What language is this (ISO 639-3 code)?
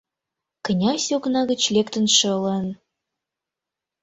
chm